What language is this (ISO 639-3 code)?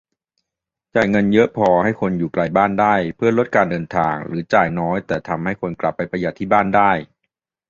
tha